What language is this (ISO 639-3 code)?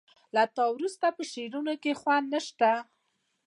pus